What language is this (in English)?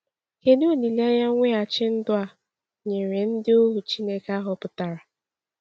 Igbo